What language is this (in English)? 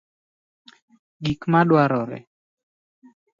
Luo (Kenya and Tanzania)